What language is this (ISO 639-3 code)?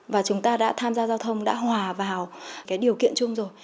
vie